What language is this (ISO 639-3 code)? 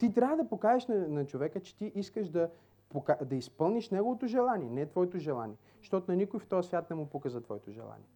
bul